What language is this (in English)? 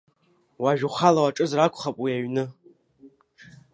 Abkhazian